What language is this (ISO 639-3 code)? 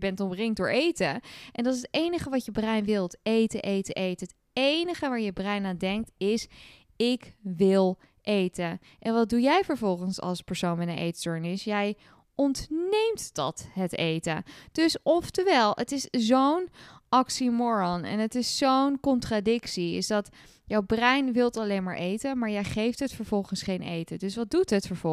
nld